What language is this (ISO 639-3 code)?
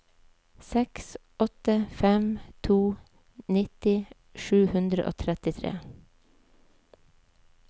nor